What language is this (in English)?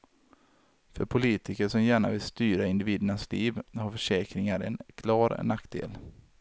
Swedish